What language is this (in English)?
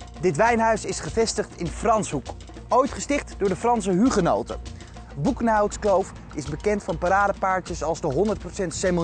Dutch